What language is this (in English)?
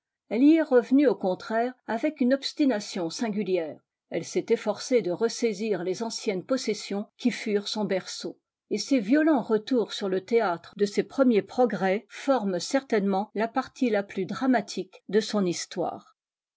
French